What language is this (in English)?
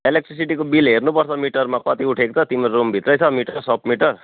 Nepali